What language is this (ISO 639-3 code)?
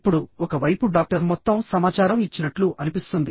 tel